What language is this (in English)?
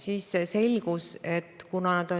Estonian